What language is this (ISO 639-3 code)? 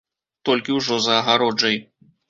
bel